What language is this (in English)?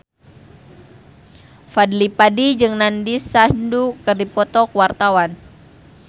Sundanese